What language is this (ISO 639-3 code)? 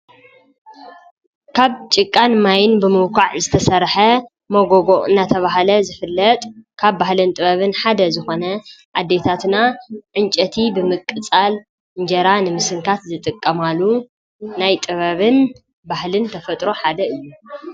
tir